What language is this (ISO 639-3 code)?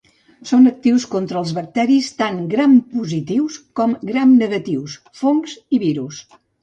cat